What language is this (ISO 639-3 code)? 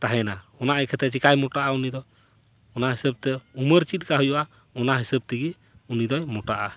sat